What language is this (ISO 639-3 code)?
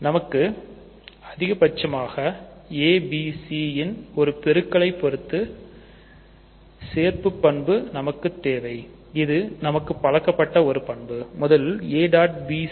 tam